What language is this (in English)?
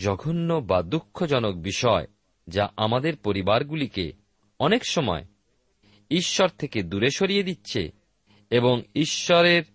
Bangla